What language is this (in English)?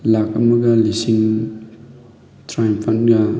Manipuri